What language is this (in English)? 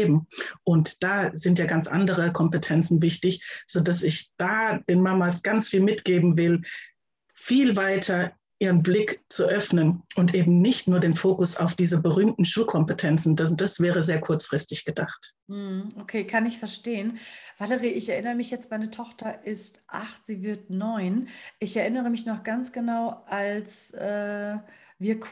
German